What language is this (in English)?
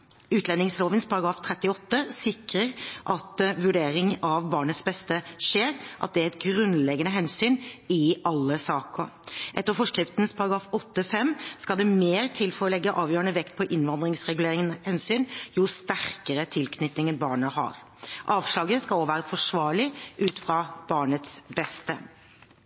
Norwegian Bokmål